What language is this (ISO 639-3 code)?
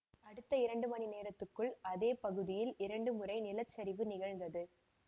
tam